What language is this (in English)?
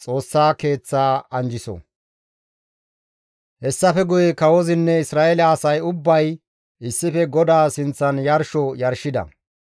Gamo